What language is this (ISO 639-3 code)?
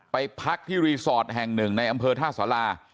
tha